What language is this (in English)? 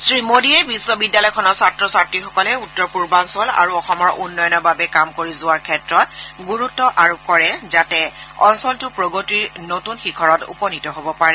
Assamese